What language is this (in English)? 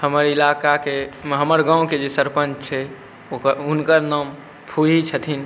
Maithili